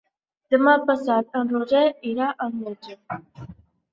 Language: Catalan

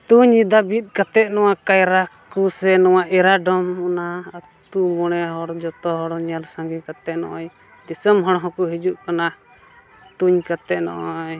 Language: Santali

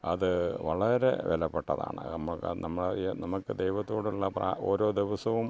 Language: Malayalam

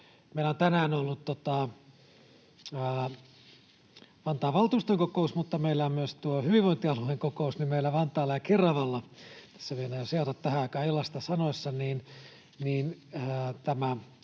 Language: Finnish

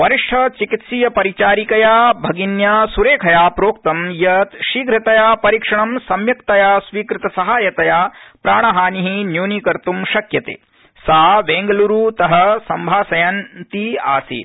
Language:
Sanskrit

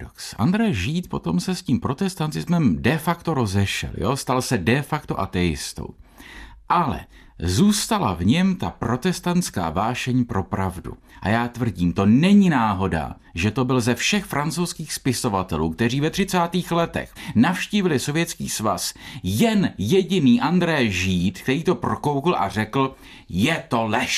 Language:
Czech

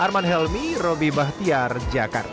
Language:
Indonesian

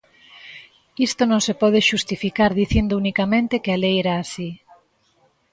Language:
Galician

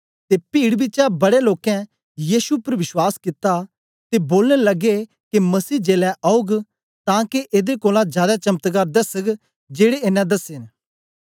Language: Dogri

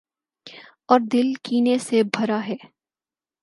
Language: Urdu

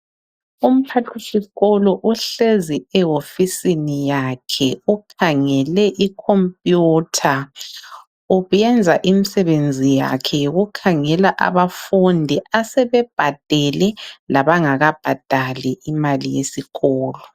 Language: North Ndebele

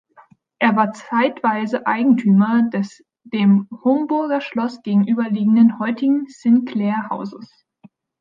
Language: German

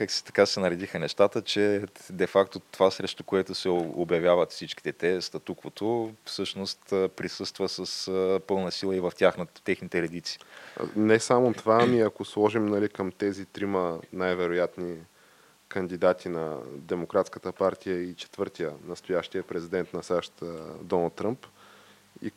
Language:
Bulgarian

